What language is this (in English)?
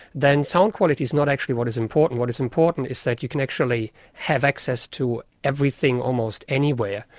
English